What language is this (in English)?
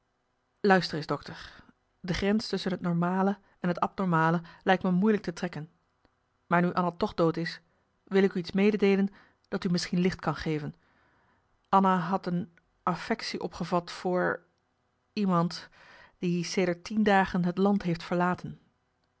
Dutch